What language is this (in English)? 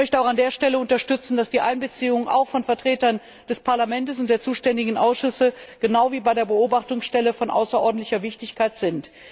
German